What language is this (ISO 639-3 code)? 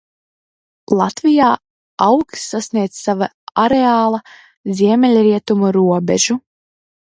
lav